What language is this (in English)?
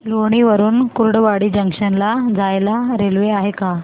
Marathi